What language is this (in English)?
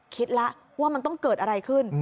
Thai